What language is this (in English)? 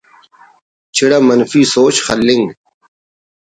Brahui